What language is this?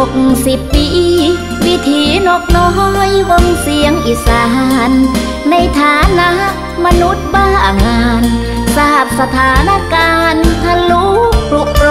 Thai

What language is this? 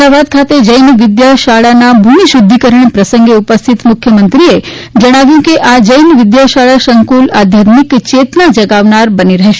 Gujarati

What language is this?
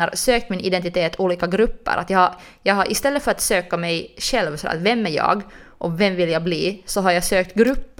Swedish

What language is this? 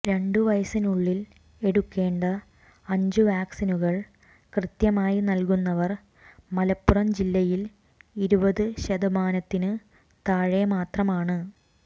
Malayalam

